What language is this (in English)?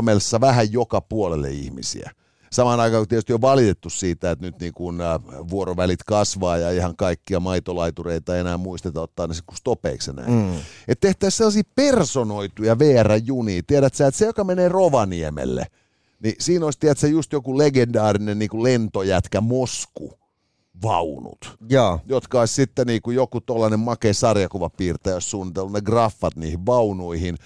Finnish